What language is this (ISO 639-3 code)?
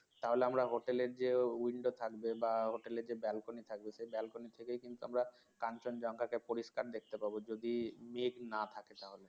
ben